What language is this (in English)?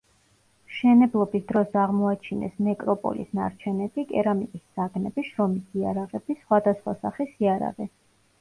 Georgian